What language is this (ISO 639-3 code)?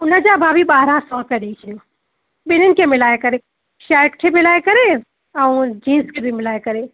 snd